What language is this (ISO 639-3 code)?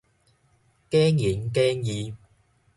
nan